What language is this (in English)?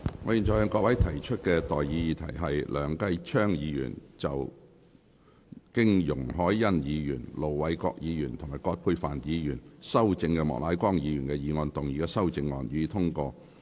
Cantonese